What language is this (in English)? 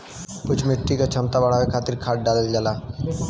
Bhojpuri